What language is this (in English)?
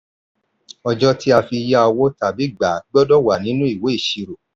Yoruba